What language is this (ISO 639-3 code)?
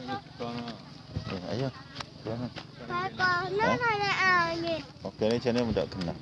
ind